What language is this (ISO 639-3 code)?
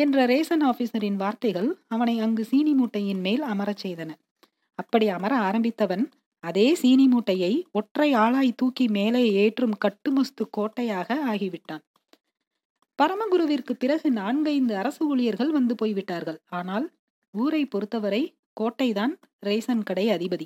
tam